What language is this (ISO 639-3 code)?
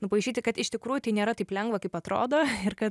lit